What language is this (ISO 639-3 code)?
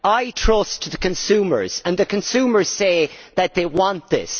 eng